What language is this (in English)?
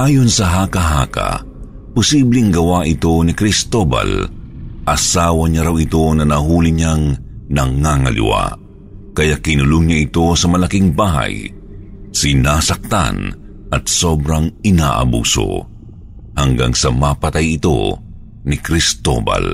Filipino